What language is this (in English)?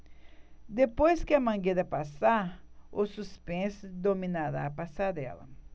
Portuguese